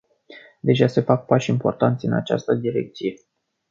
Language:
Romanian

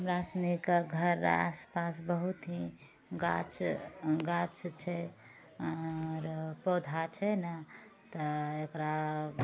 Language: Maithili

